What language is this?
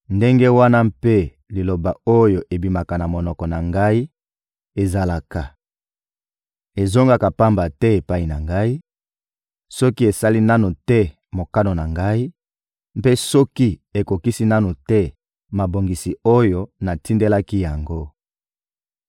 Lingala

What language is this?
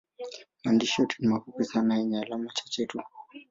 Swahili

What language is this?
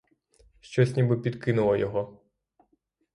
Ukrainian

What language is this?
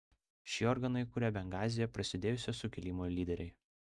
Lithuanian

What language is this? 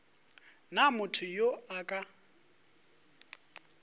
Northern Sotho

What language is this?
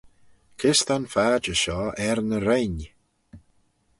Manx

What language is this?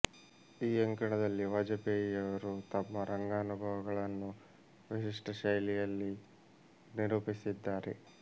Kannada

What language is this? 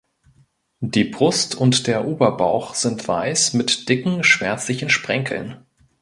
German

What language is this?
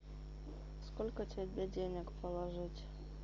Russian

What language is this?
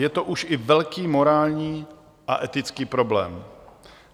Czech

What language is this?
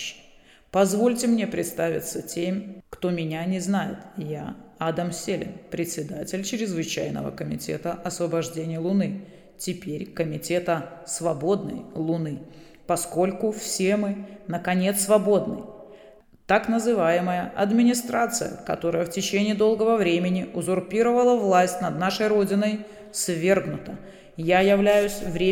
Russian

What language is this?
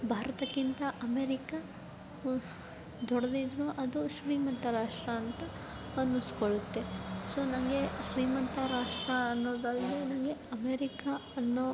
Kannada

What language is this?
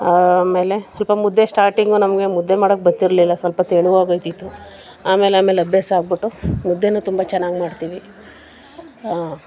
Kannada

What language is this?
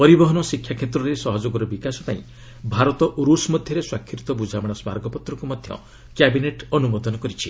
Odia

